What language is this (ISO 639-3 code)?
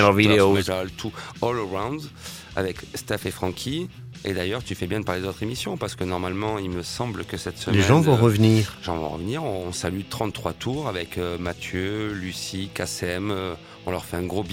fra